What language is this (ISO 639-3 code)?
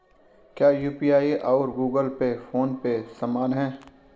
hin